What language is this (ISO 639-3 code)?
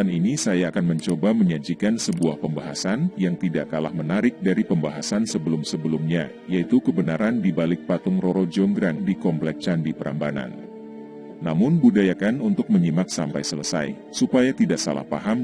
ind